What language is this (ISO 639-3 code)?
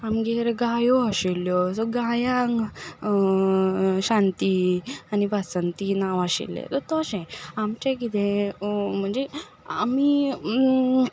kok